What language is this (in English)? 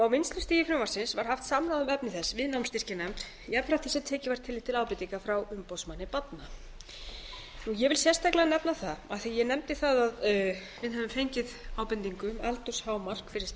Icelandic